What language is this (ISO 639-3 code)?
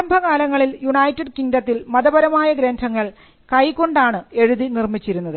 mal